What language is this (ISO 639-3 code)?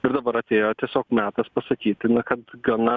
lit